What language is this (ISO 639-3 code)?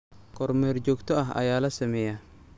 som